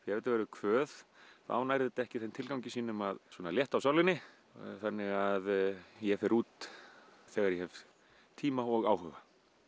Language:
Icelandic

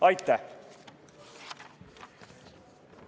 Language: Estonian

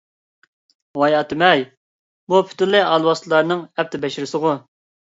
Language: Uyghur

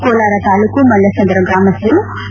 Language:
Kannada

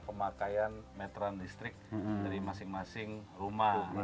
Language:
Indonesian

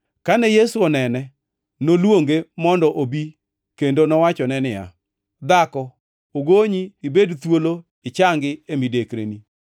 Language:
Luo (Kenya and Tanzania)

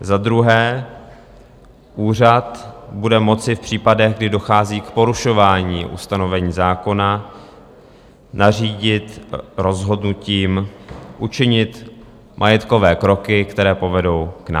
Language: Czech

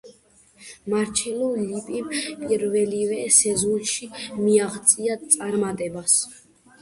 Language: Georgian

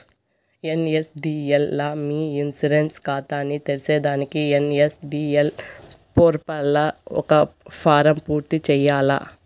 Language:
Telugu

